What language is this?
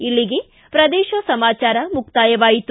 Kannada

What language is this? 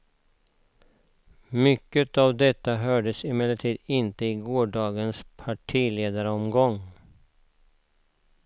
Swedish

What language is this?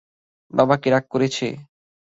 Bangla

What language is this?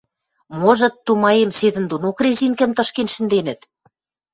Western Mari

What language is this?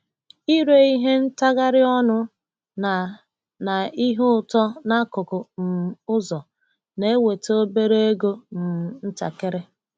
Igbo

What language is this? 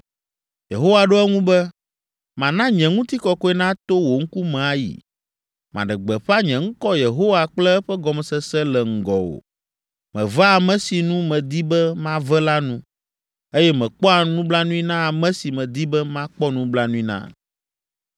Ewe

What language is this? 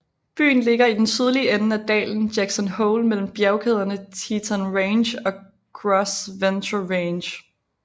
Danish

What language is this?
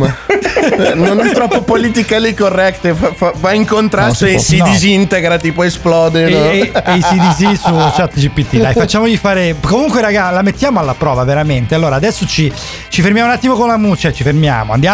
Italian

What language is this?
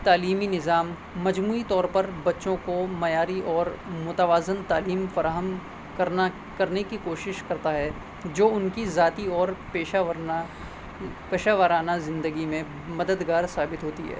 Urdu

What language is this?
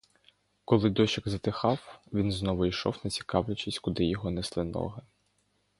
Ukrainian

